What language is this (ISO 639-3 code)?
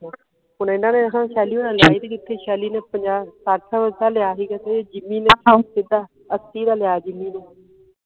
pan